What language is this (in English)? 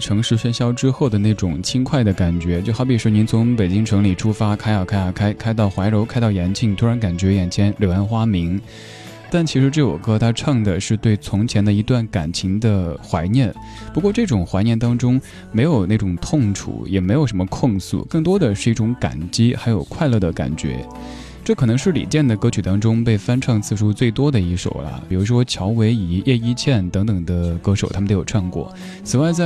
Chinese